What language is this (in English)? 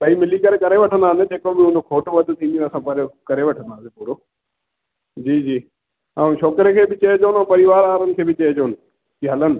Sindhi